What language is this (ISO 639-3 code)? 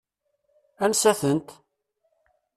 kab